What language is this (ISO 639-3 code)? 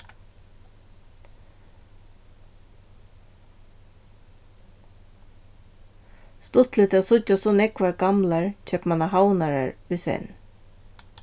fao